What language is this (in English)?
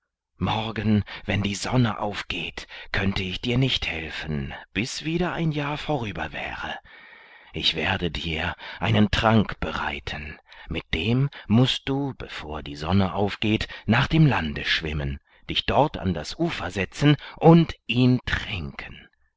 German